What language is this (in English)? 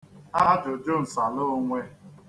Igbo